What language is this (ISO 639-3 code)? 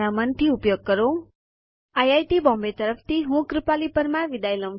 guj